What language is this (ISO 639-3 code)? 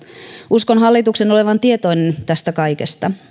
fin